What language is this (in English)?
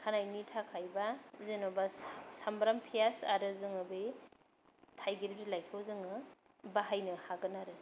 Bodo